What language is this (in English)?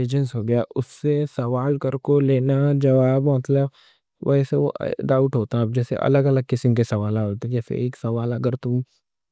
Deccan